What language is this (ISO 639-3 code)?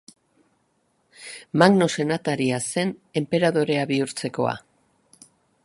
eus